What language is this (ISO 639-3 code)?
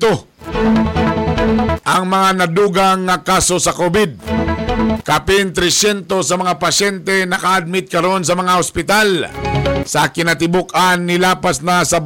fil